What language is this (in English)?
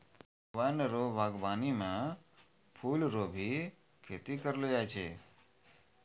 Maithili